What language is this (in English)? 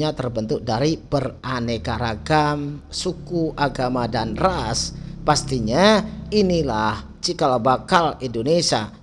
Indonesian